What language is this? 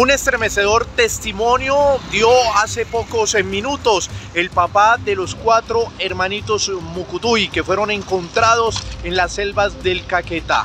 Spanish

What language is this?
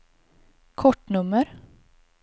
Swedish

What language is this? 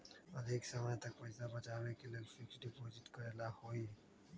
Magahi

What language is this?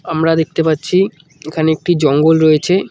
Bangla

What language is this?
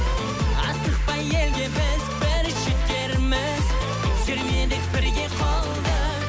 Kazakh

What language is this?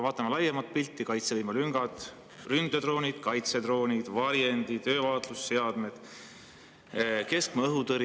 Estonian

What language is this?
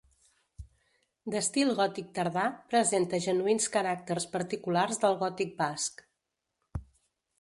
Catalan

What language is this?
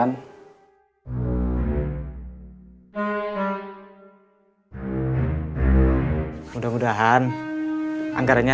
Indonesian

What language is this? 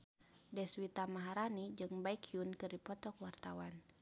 Sundanese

